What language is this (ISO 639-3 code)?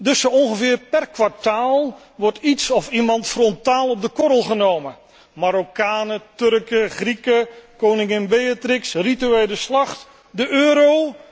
nld